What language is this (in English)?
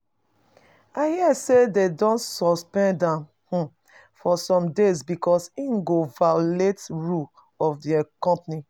Nigerian Pidgin